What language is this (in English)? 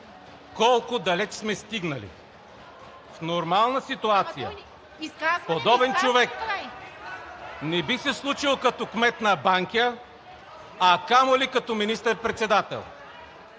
Bulgarian